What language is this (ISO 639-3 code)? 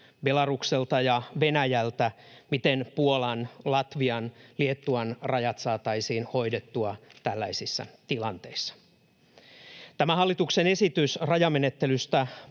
fin